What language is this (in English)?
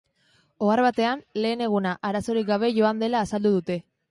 Basque